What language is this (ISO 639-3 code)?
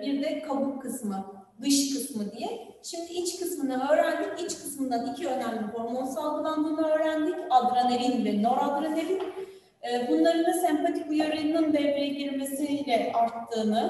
tur